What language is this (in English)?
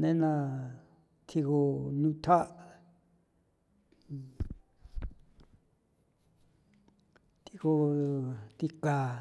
San Felipe Otlaltepec Popoloca